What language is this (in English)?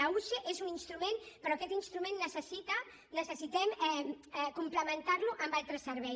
Catalan